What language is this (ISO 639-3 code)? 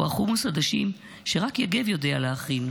heb